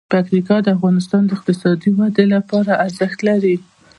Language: Pashto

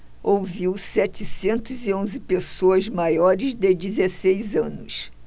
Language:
Portuguese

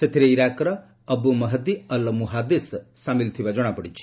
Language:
Odia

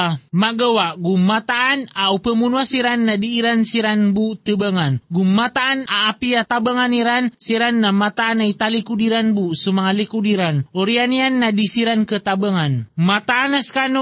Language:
Filipino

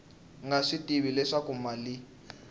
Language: Tsonga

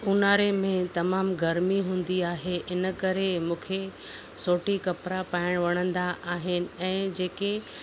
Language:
Sindhi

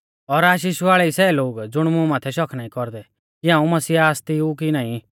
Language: Mahasu Pahari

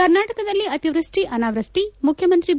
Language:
Kannada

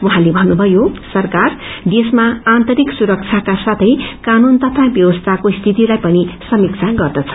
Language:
Nepali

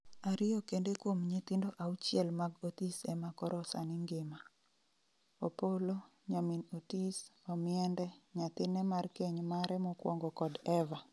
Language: Luo (Kenya and Tanzania)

